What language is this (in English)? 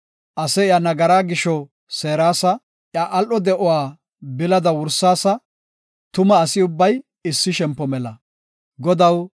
Gofa